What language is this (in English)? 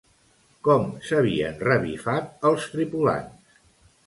Catalan